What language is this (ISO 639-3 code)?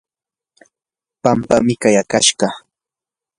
qur